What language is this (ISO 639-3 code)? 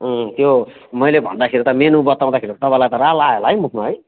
nep